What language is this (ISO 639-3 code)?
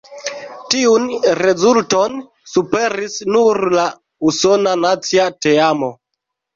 epo